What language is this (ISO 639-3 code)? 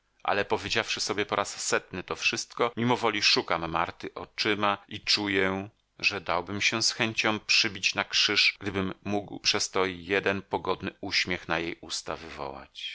pol